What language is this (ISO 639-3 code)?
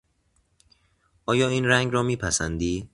fas